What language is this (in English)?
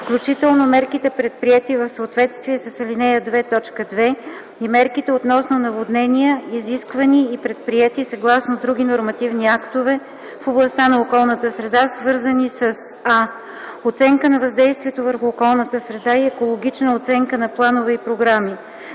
Bulgarian